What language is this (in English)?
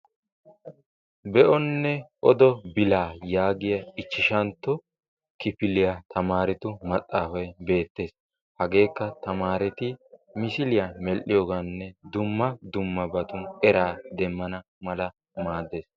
Wolaytta